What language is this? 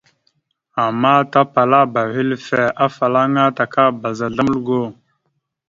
Mada (Cameroon)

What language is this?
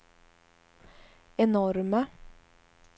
Swedish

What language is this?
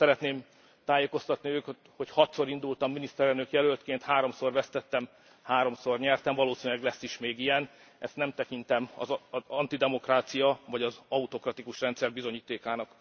Hungarian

